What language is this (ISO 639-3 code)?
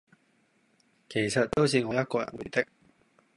yue